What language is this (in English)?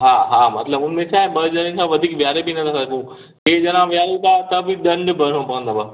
Sindhi